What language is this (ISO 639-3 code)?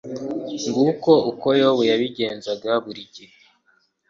kin